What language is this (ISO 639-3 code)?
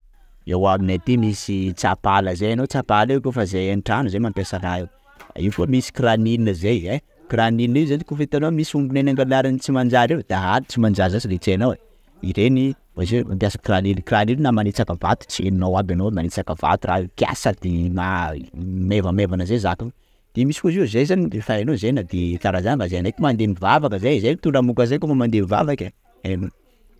skg